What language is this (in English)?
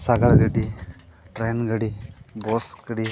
Santali